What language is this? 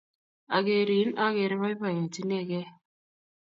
Kalenjin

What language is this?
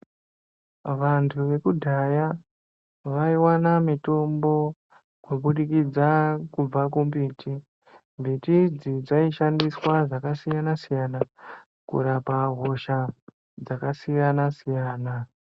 Ndau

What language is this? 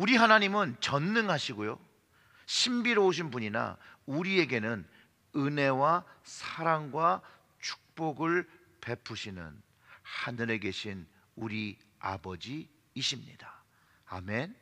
Korean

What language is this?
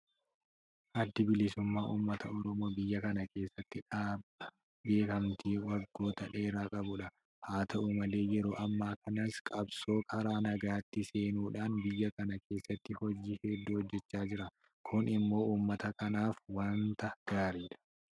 Oromo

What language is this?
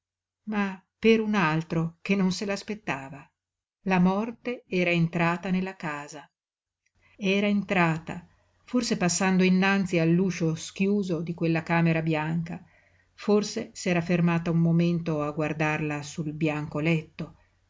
Italian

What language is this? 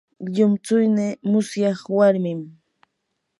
Yanahuanca Pasco Quechua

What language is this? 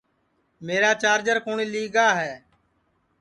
Sansi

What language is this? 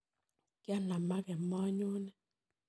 Kalenjin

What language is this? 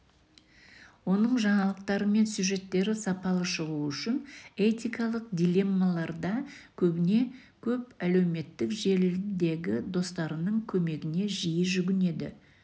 Kazakh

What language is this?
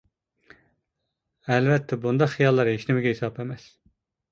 Uyghur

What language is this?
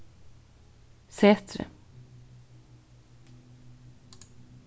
Faroese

